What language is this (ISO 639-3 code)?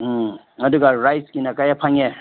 mni